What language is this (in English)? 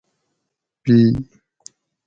Gawri